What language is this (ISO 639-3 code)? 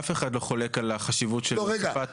heb